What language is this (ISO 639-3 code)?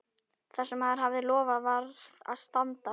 isl